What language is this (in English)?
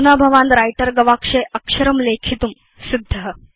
Sanskrit